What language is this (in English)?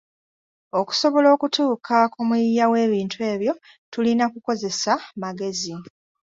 Ganda